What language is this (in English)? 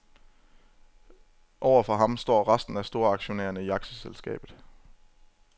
Danish